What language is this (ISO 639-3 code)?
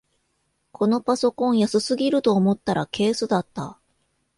jpn